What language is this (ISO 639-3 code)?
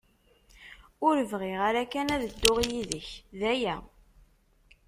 kab